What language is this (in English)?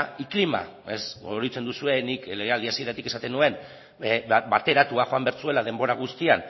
Basque